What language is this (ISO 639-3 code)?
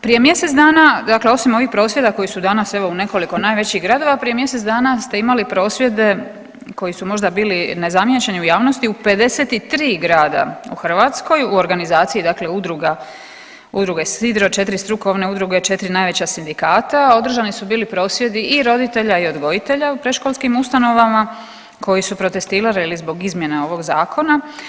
hrv